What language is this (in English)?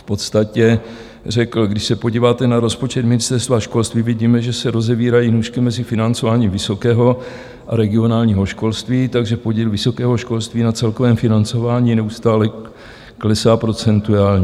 Czech